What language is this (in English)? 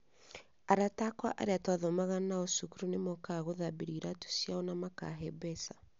Kikuyu